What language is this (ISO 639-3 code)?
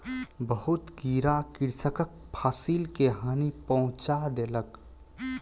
mai